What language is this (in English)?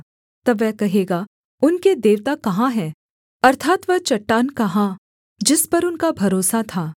Hindi